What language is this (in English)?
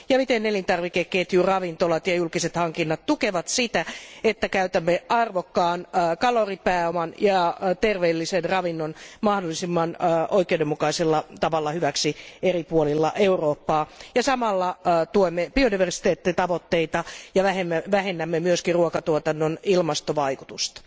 Finnish